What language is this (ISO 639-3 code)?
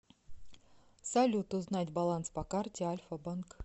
rus